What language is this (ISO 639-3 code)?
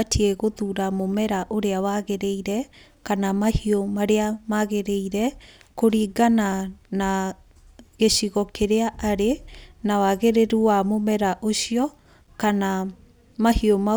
kik